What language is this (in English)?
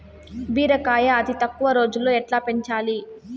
Telugu